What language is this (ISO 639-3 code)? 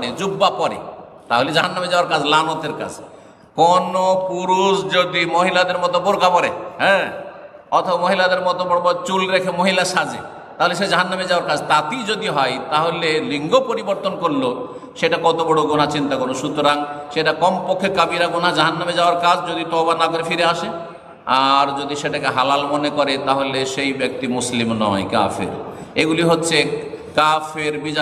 ben